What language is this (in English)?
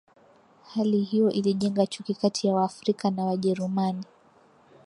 Swahili